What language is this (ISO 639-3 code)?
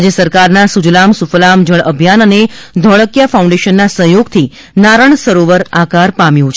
guj